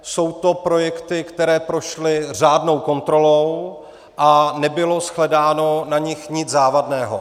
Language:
Czech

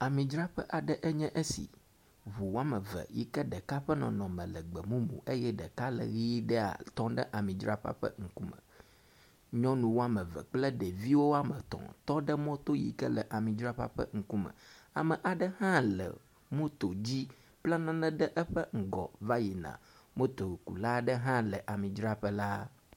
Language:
Ewe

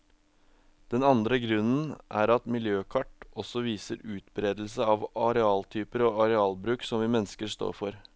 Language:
Norwegian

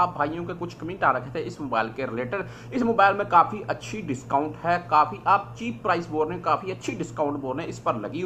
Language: Thai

